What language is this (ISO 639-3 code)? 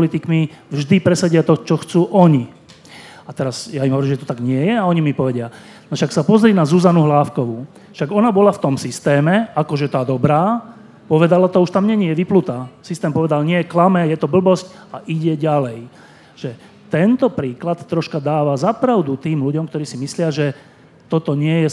slk